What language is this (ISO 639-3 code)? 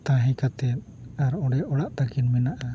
sat